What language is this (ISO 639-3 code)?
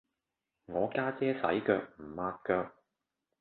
yue